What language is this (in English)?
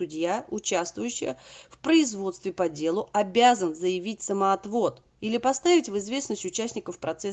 Russian